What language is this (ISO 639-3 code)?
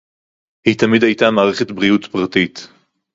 heb